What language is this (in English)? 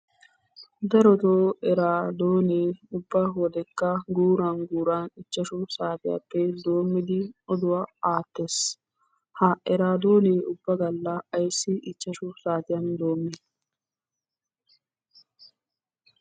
Wolaytta